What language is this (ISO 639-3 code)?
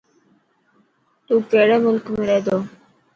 mki